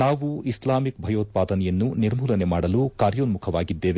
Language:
Kannada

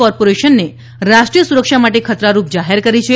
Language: Gujarati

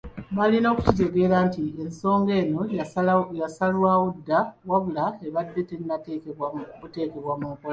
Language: Ganda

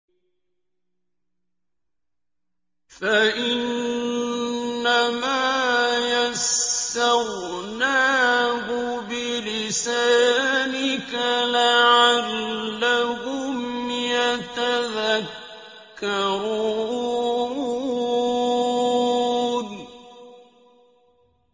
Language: Arabic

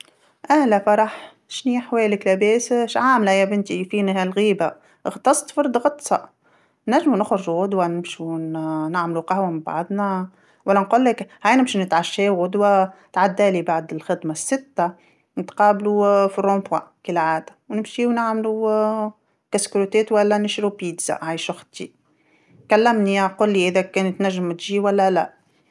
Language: Tunisian Arabic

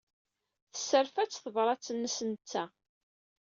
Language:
Kabyle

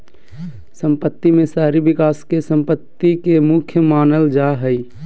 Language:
Magahi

